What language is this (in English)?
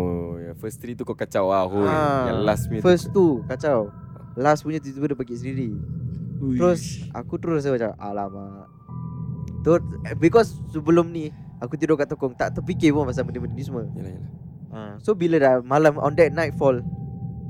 Malay